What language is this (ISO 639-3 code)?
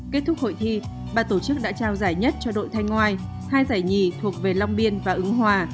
vie